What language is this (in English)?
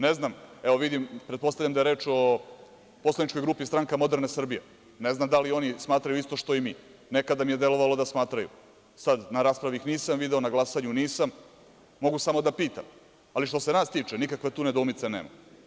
Serbian